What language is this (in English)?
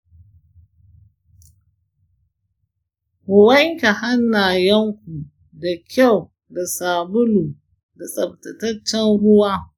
Hausa